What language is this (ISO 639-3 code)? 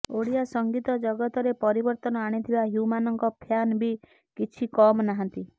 ori